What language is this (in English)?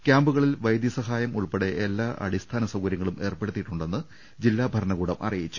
Malayalam